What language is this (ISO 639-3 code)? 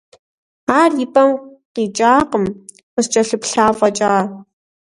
kbd